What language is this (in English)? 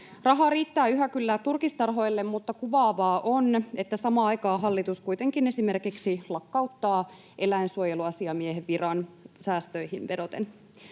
Finnish